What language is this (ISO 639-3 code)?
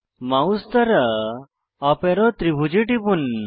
ben